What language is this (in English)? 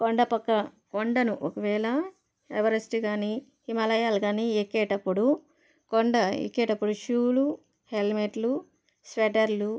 Telugu